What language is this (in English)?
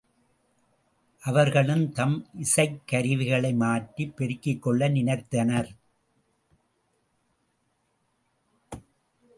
Tamil